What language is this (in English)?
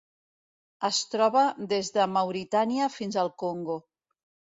Catalan